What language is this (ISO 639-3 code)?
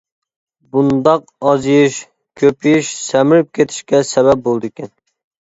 uig